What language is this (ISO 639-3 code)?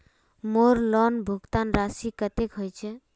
mag